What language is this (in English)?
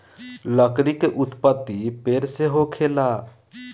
Bhojpuri